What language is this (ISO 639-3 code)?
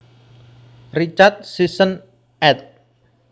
jav